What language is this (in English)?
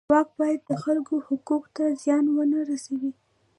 Pashto